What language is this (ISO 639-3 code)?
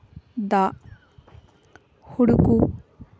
sat